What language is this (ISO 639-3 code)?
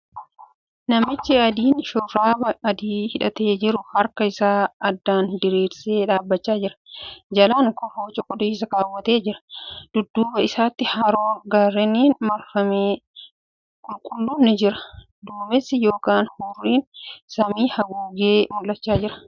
orm